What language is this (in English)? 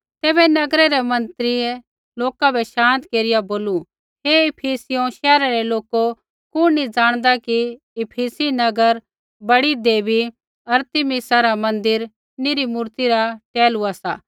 Kullu Pahari